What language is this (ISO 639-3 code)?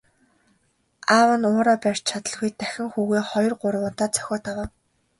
mon